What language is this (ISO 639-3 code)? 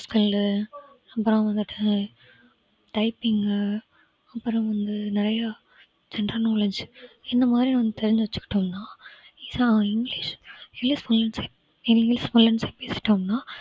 tam